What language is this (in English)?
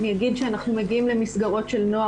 Hebrew